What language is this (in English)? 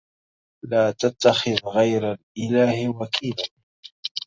Arabic